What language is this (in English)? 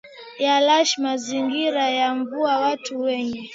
Swahili